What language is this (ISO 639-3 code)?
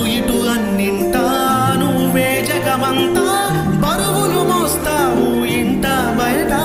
ron